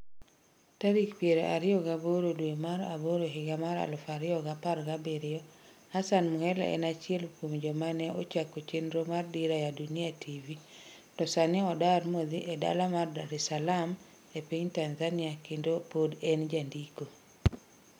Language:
Luo (Kenya and Tanzania)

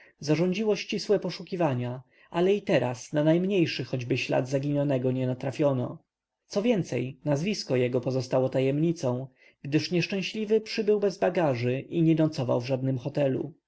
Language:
Polish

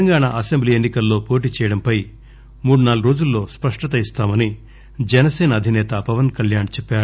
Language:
Telugu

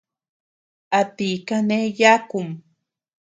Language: Tepeuxila Cuicatec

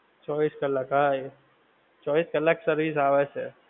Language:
Gujarati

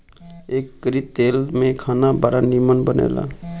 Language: Bhojpuri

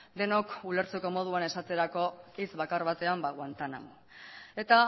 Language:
Basque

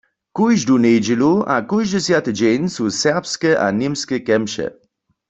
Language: Upper Sorbian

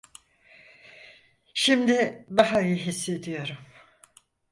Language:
Turkish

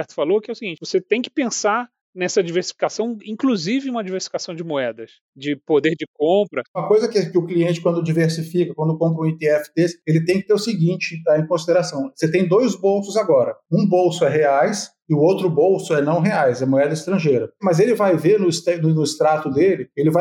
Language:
Portuguese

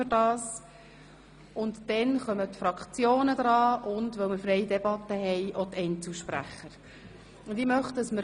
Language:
Swiss German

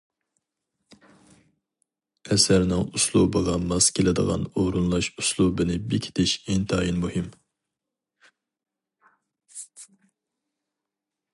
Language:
Uyghur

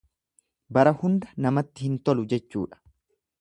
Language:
Oromo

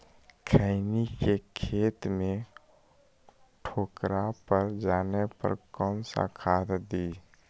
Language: Magahi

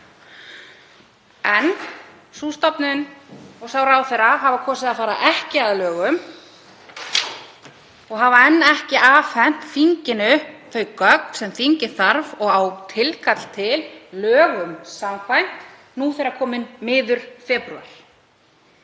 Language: Icelandic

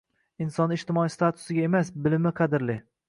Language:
Uzbek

